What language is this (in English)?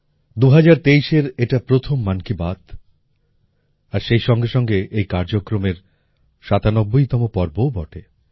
Bangla